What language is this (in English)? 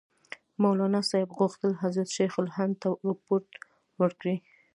Pashto